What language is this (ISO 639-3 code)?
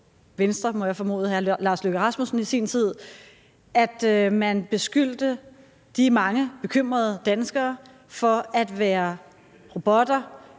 dan